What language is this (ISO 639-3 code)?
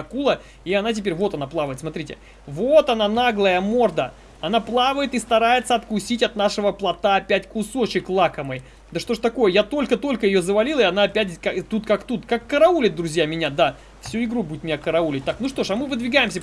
rus